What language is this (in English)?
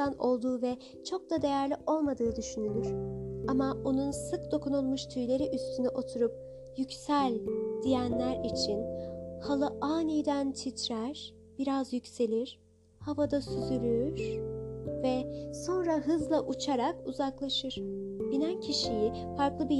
Turkish